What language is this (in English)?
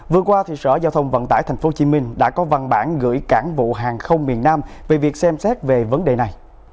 Vietnamese